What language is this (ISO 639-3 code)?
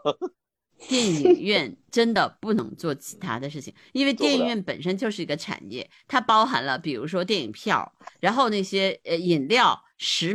zho